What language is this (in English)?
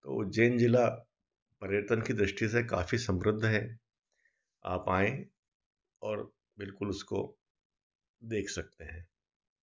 Hindi